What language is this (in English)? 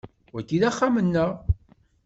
Kabyle